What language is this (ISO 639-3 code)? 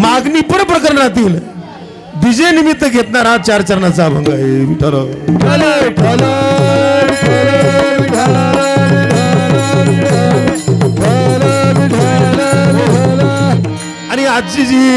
mar